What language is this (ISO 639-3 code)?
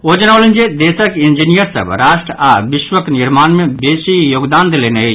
mai